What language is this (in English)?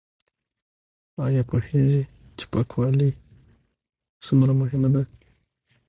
Pashto